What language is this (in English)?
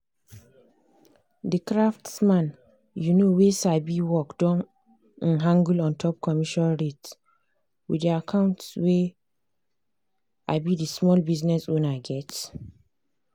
Nigerian Pidgin